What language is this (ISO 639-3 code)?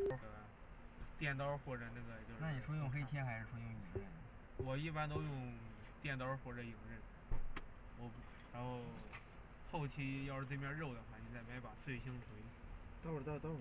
zho